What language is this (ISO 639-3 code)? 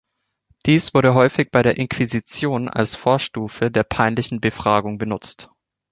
deu